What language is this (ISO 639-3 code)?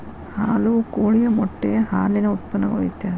kan